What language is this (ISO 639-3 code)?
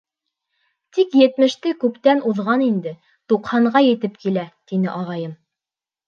bak